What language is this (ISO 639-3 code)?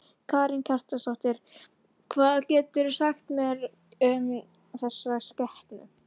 isl